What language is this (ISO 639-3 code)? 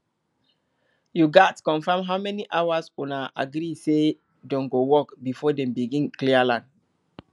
pcm